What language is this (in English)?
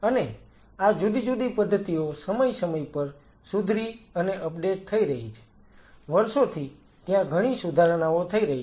Gujarati